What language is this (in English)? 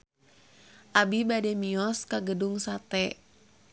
Sundanese